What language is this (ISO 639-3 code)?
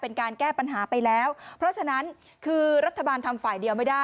tha